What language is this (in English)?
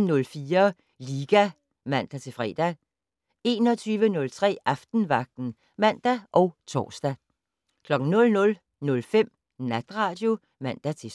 Danish